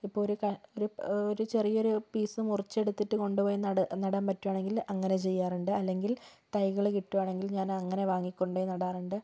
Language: Malayalam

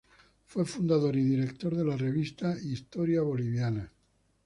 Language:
Spanish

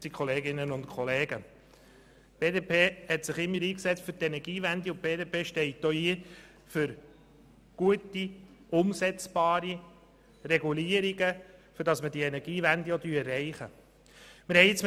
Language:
Swiss German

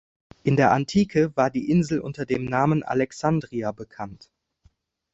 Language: German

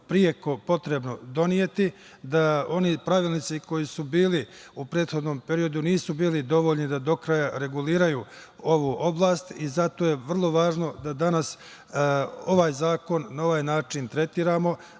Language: Serbian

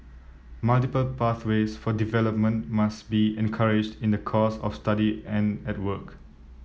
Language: English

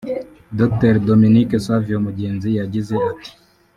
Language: Kinyarwanda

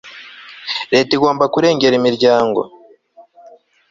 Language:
Kinyarwanda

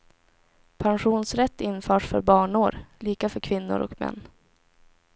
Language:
Swedish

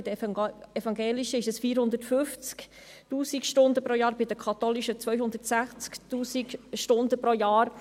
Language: Swiss German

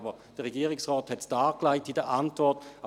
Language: Swiss German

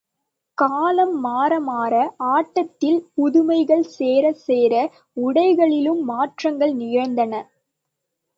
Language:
Tamil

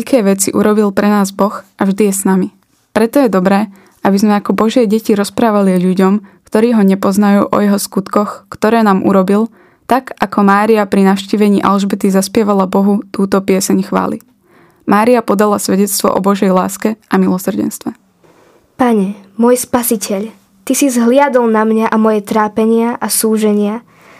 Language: Slovak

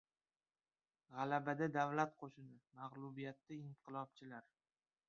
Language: Uzbek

